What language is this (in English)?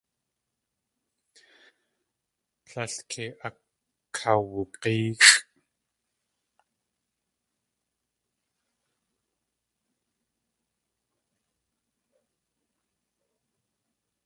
Tlingit